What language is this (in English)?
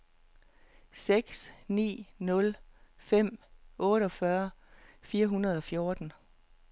Danish